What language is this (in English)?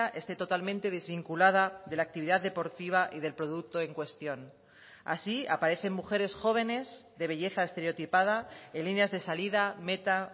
Spanish